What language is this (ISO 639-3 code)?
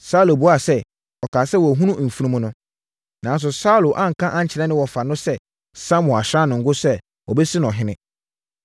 aka